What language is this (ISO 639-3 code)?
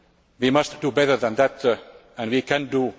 eng